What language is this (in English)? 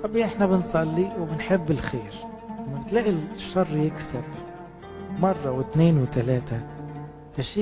Arabic